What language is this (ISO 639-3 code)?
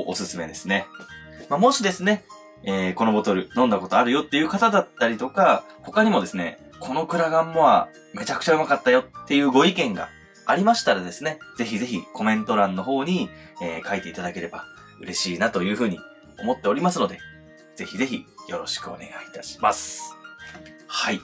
jpn